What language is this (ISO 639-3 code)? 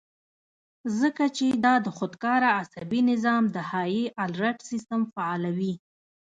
pus